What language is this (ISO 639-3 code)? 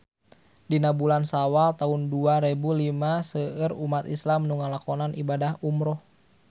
sun